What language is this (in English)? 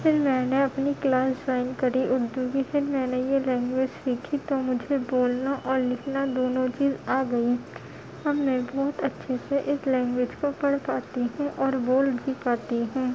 Urdu